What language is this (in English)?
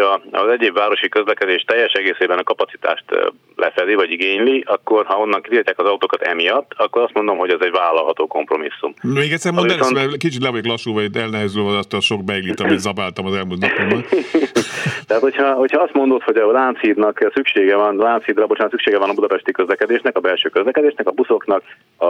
Hungarian